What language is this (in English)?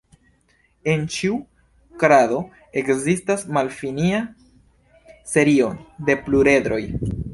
Esperanto